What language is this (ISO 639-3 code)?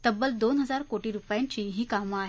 mar